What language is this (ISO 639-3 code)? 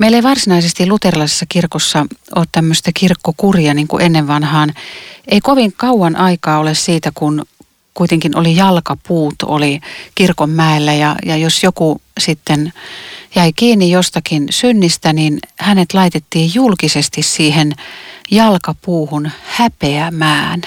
fin